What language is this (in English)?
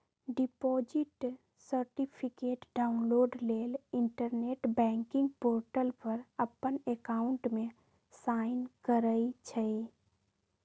Magahi